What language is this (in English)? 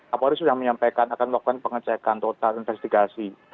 Indonesian